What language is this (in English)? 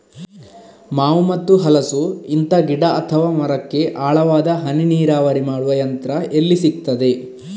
Kannada